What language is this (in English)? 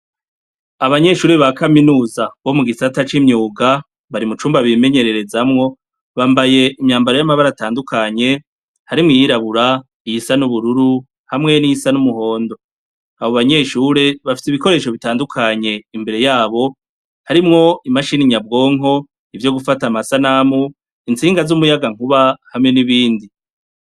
Rundi